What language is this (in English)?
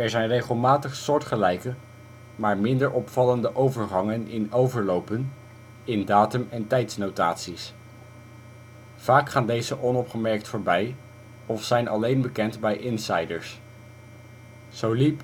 Dutch